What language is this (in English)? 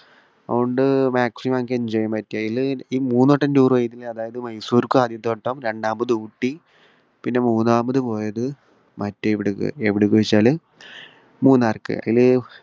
Malayalam